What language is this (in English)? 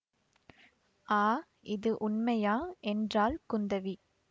Tamil